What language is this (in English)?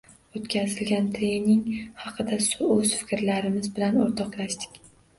Uzbek